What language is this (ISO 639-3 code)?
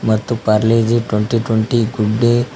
kan